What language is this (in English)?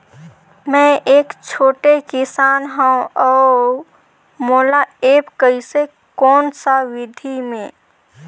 Chhattisgarhi